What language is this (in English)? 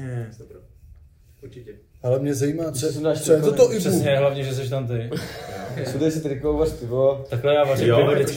Czech